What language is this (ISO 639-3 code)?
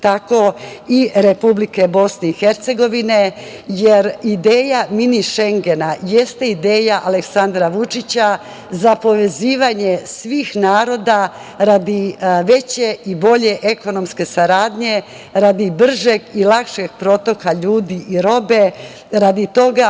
srp